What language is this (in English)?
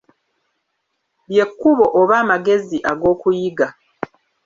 Ganda